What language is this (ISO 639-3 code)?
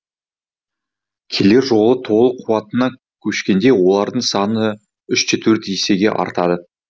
kaz